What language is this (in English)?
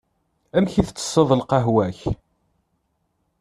Kabyle